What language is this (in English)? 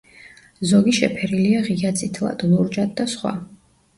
Georgian